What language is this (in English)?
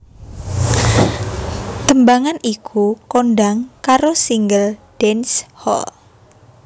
Javanese